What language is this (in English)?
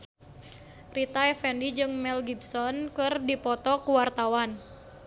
Sundanese